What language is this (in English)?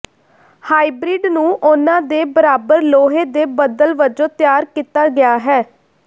Punjabi